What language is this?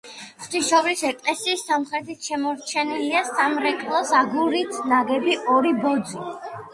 Georgian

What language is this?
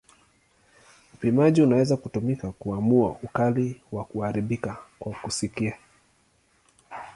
Swahili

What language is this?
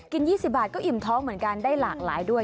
Thai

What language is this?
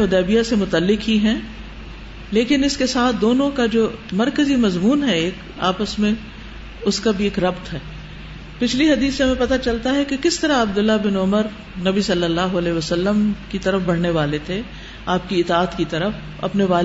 Urdu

